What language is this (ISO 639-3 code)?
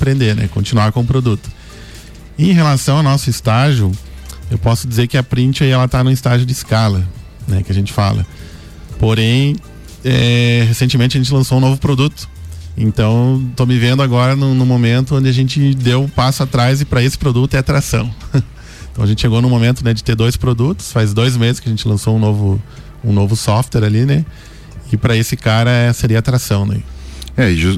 por